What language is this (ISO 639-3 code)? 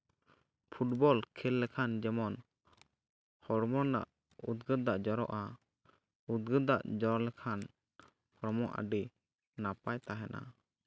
sat